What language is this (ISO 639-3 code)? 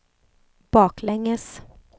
swe